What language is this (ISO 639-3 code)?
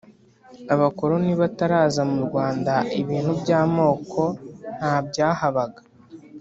kin